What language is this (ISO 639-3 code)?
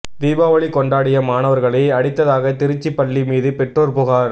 tam